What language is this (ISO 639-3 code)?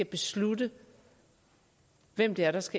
dan